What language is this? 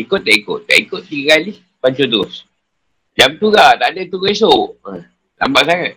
Malay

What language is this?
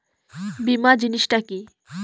Bangla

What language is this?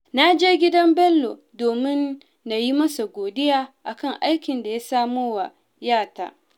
Hausa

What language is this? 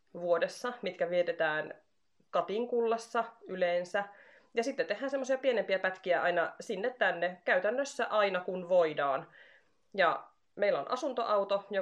Finnish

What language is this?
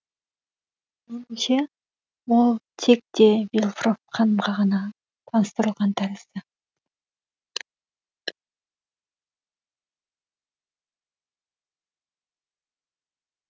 Kazakh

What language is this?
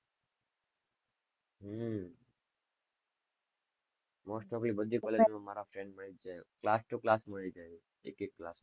Gujarati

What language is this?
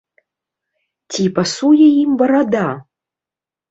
Belarusian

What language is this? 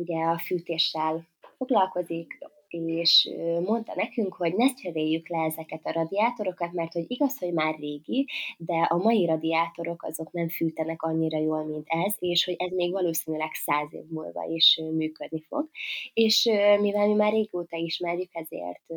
Hungarian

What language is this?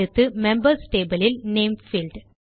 Tamil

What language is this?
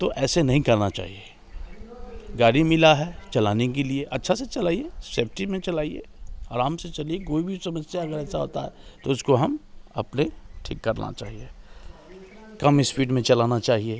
Hindi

